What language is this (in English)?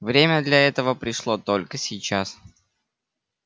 Russian